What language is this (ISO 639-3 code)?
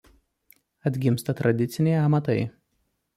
lit